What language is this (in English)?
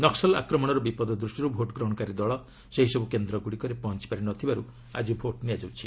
Odia